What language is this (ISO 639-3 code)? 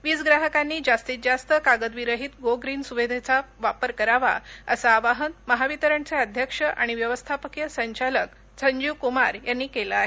mar